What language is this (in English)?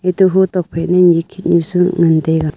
Wancho Naga